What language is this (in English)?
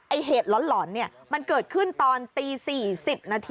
Thai